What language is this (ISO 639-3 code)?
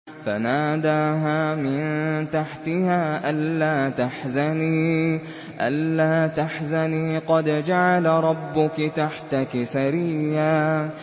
ara